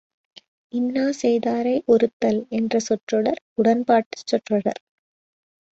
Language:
Tamil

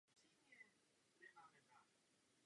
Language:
Czech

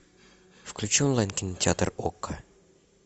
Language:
Russian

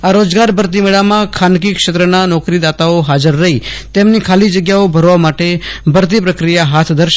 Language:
Gujarati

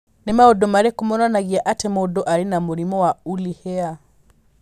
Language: Kikuyu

